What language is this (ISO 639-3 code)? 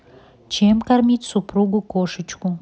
rus